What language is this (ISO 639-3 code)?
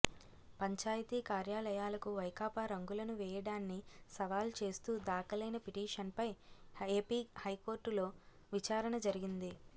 tel